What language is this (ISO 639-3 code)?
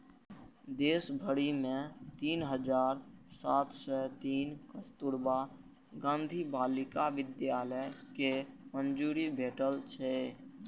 mai